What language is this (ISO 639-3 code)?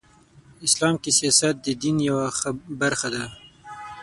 pus